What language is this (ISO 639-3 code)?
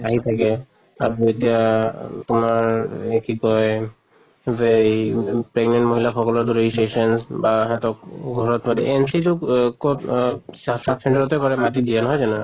asm